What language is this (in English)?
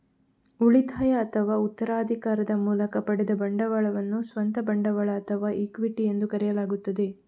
Kannada